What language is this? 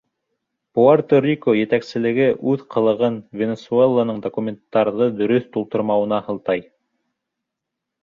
Bashkir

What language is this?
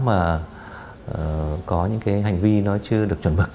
Vietnamese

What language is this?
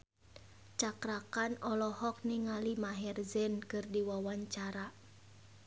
Sundanese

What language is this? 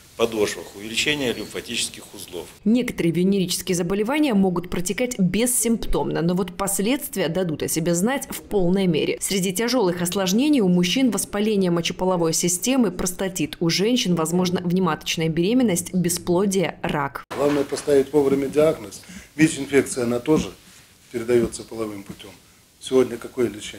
Russian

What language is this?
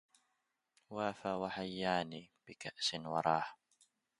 Arabic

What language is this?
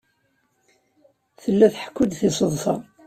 Kabyle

